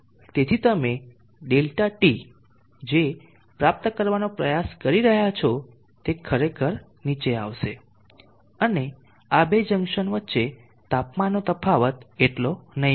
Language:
Gujarati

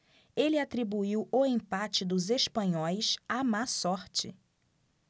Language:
Portuguese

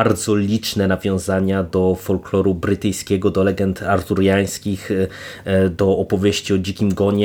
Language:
Polish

